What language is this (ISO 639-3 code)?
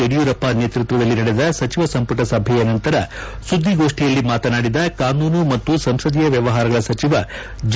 kan